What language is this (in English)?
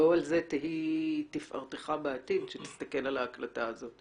Hebrew